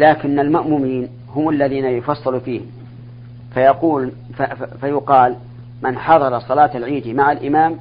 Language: Arabic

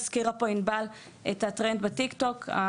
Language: Hebrew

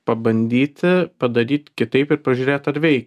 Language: Lithuanian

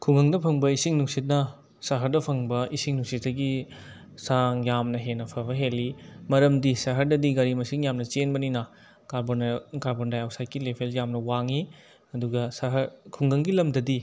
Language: Manipuri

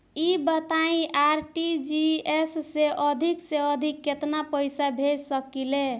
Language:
Bhojpuri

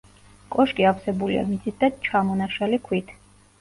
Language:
Georgian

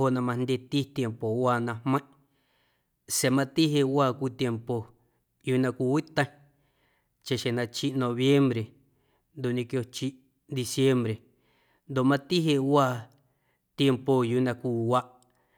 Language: Guerrero Amuzgo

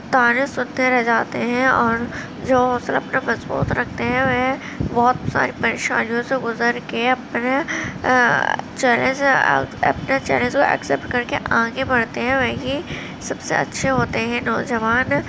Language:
Urdu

